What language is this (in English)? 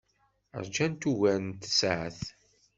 Kabyle